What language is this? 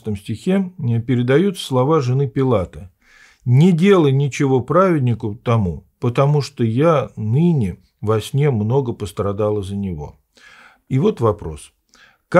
Russian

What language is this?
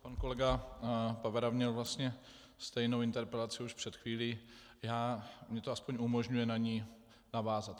Czech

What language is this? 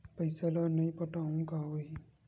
Chhattisgarhi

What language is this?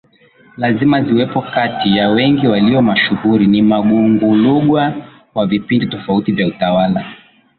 Swahili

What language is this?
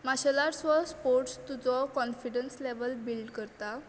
Konkani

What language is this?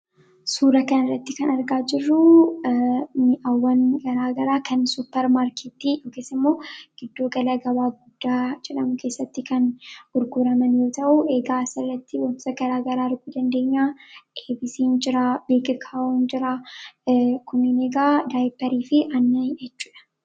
Oromo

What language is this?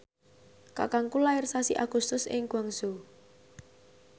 Javanese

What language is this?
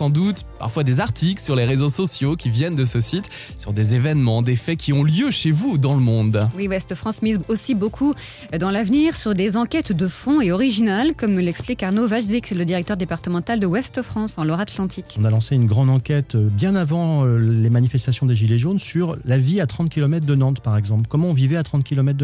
French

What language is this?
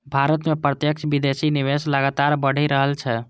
Maithili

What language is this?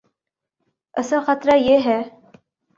Urdu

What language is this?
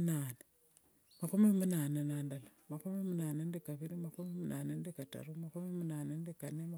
Wanga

